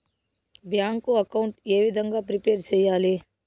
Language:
Telugu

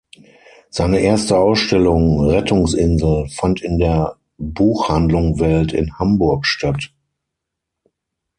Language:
German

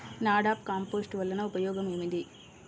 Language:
Telugu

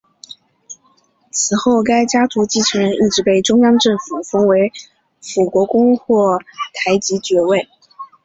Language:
Chinese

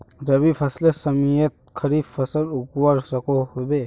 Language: Magahi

